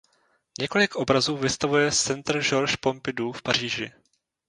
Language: Czech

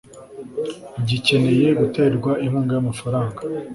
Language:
Kinyarwanda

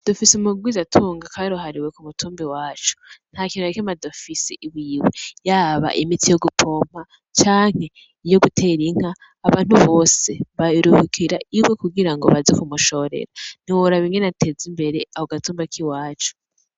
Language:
Rundi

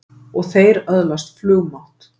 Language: Icelandic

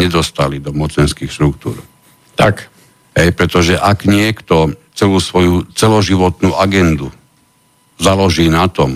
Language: Slovak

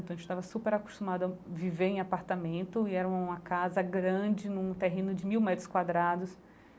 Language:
Portuguese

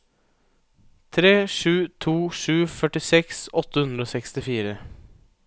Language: Norwegian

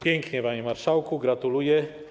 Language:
Polish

